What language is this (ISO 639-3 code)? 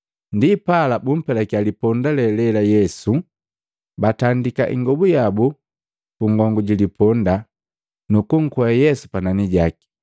mgv